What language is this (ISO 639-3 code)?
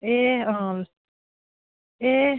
nep